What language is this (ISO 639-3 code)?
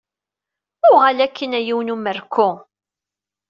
kab